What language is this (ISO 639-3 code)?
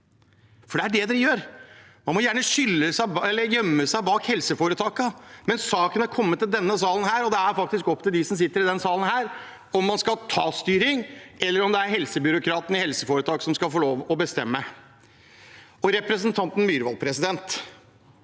nor